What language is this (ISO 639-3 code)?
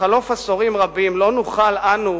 heb